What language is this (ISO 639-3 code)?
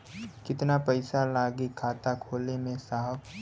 bho